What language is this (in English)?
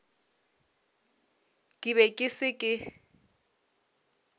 Northern Sotho